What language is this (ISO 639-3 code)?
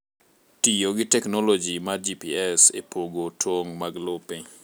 luo